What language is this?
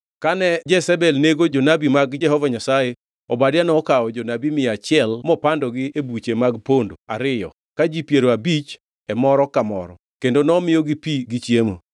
Luo (Kenya and Tanzania)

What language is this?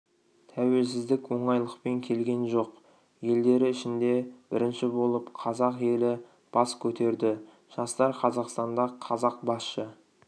Kazakh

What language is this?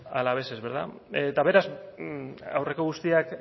Basque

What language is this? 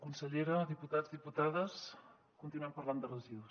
Catalan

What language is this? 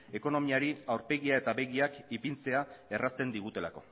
Basque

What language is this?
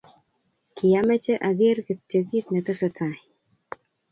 Kalenjin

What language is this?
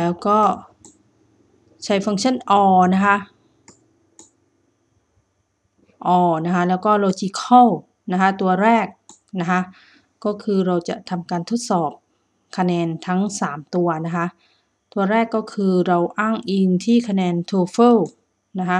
Thai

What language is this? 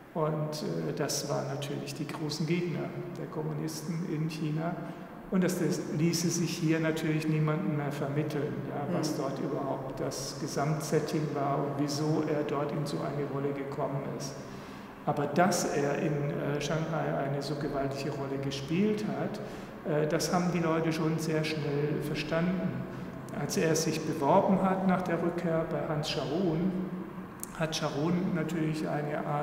German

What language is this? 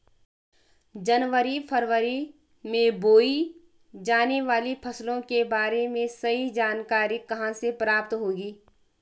Hindi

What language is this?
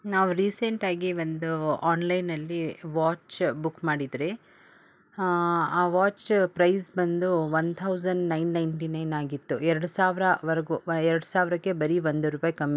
Kannada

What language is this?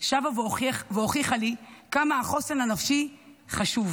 Hebrew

